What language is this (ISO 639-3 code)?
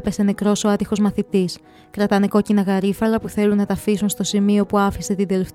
ell